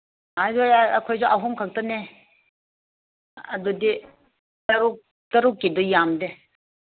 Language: Manipuri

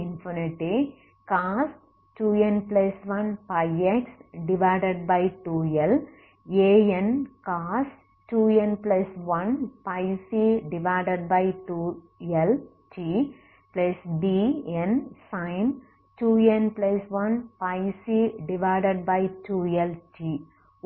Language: Tamil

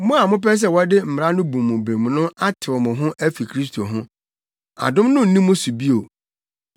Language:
Akan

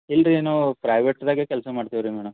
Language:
Kannada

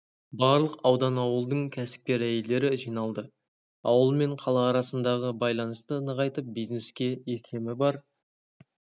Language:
Kazakh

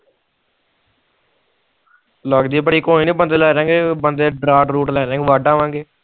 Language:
Punjabi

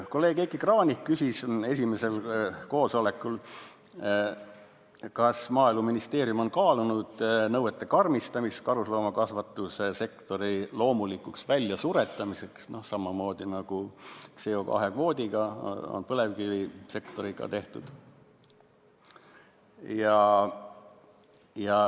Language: Estonian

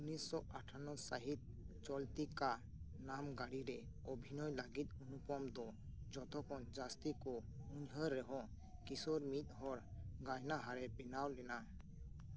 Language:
Santali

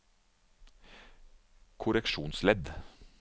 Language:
Norwegian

